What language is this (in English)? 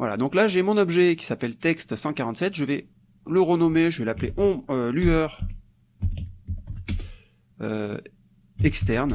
French